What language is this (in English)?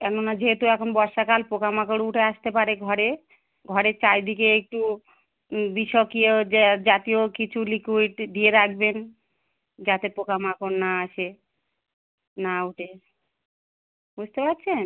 Bangla